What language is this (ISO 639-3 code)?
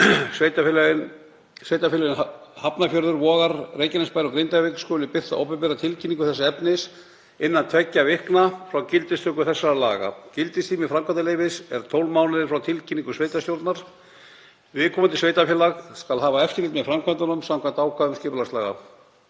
isl